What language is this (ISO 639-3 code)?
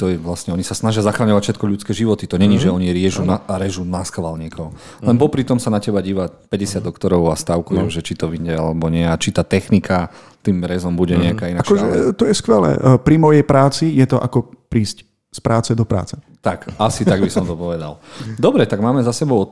slk